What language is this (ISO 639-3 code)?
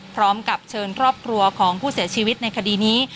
tha